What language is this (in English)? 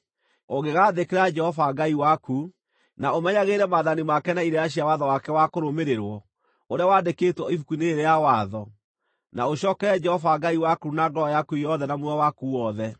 Kikuyu